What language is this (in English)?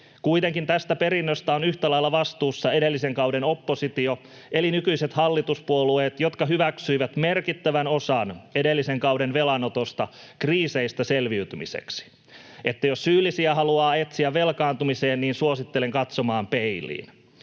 Finnish